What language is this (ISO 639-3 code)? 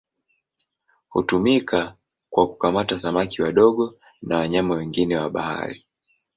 swa